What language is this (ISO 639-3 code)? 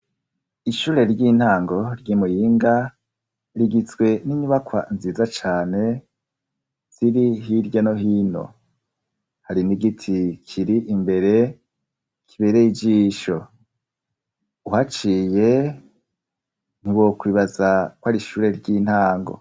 run